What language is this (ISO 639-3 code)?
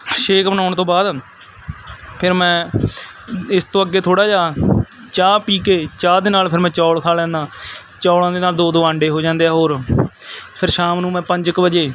pan